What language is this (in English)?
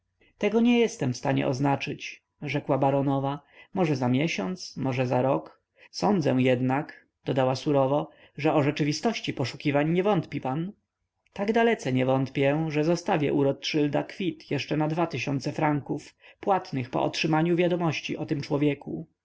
Polish